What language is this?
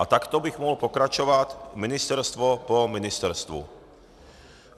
Czech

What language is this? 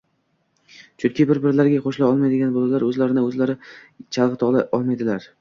Uzbek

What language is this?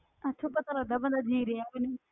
Punjabi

